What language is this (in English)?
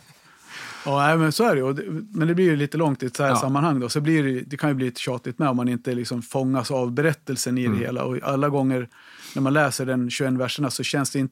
Swedish